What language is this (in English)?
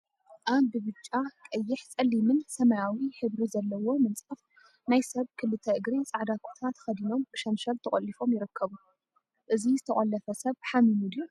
Tigrinya